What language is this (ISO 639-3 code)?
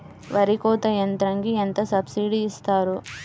tel